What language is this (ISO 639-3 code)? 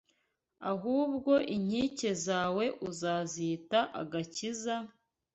kin